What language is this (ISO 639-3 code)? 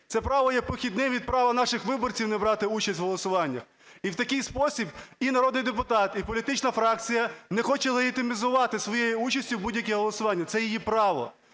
ukr